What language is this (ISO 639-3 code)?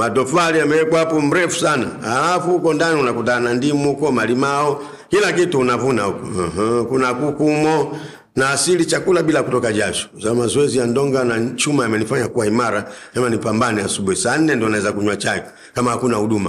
swa